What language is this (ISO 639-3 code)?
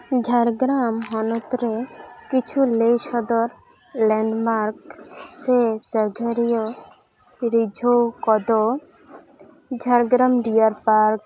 sat